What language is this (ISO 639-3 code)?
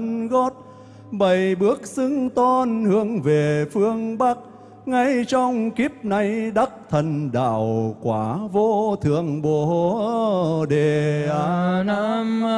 vie